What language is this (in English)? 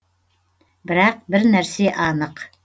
Kazakh